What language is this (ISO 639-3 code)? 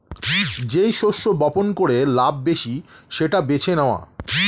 ben